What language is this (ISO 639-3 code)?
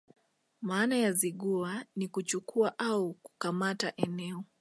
swa